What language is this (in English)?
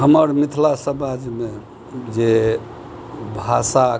Maithili